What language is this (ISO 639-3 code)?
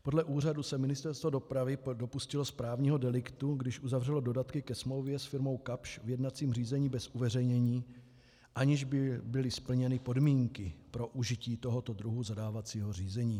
ces